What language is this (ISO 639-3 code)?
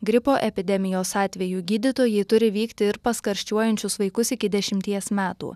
lit